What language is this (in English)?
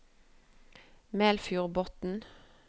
Norwegian